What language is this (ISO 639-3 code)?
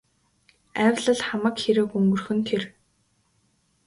mon